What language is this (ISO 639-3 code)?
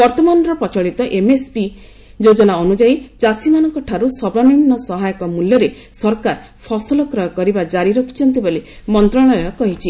ori